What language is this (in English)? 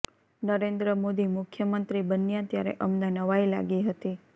Gujarati